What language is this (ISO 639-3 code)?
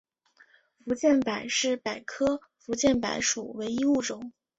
zho